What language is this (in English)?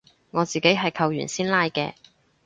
Cantonese